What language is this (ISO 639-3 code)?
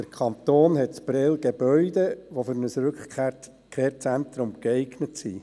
gsw